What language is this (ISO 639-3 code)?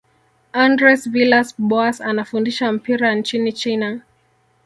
swa